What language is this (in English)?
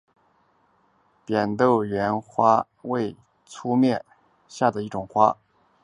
Chinese